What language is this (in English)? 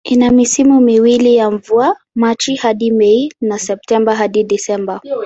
Swahili